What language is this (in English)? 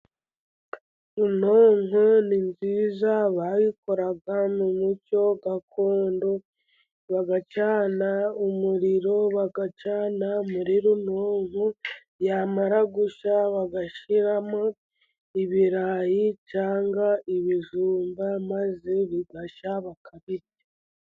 Kinyarwanda